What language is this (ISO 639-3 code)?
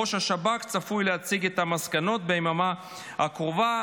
heb